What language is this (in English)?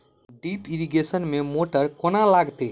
Maithili